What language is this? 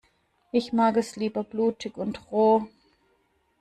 German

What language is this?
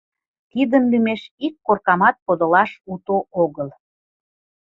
Mari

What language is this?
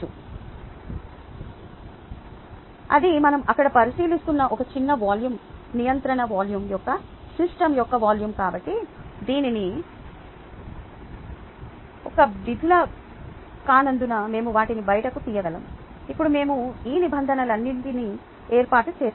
Telugu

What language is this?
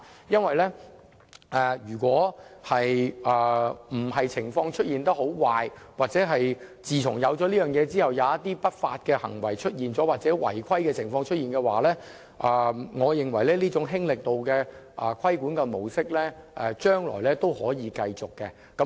Cantonese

